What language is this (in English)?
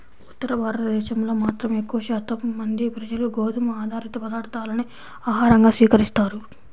Telugu